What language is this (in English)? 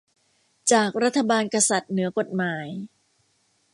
Thai